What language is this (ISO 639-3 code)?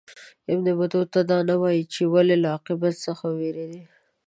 pus